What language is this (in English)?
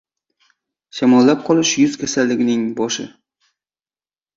Uzbek